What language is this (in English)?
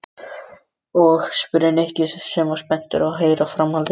Icelandic